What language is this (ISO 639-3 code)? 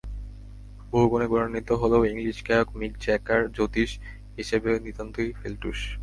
ben